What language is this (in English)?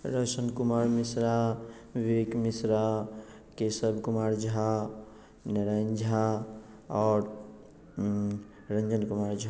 Maithili